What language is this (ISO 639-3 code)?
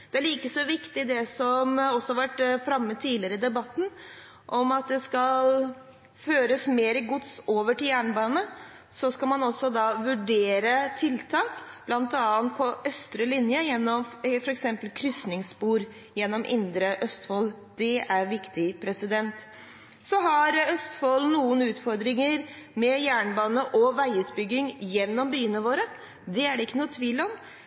nob